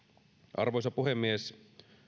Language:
Finnish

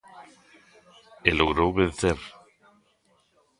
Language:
Galician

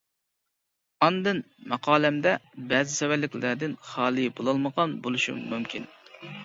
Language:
Uyghur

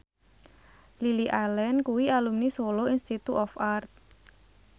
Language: Javanese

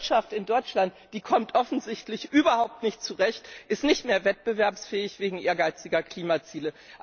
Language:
German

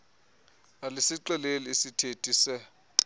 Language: Xhosa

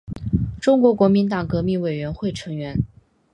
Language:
Chinese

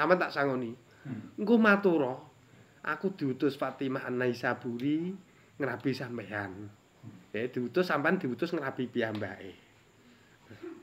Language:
Indonesian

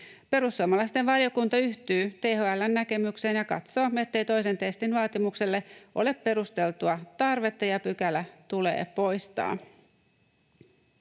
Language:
Finnish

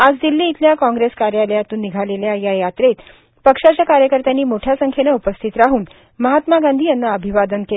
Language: Marathi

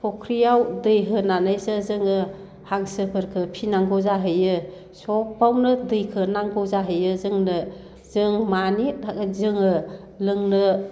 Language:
Bodo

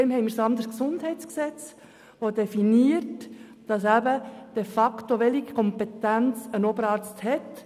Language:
Swiss German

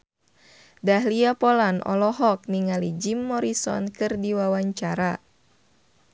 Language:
Sundanese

